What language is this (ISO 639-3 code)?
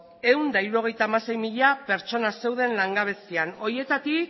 eus